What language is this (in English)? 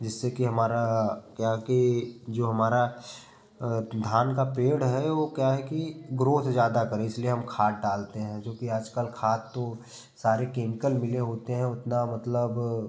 Hindi